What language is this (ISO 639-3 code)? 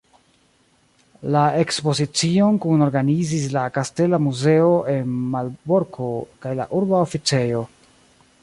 epo